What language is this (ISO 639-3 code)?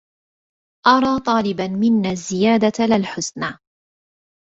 ara